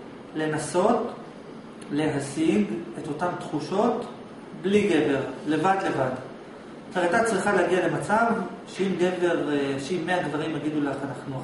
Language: Hebrew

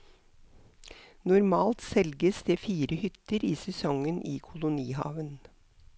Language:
Norwegian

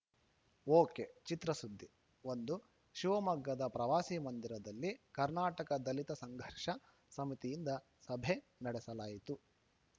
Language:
Kannada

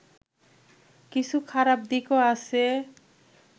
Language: Bangla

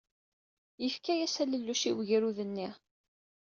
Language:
Kabyle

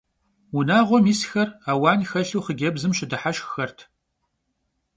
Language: Kabardian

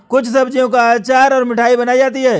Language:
Hindi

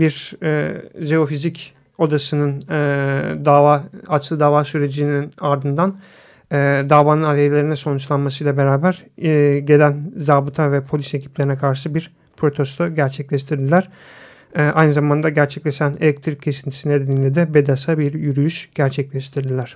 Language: Turkish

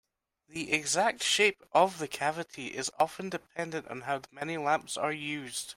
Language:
English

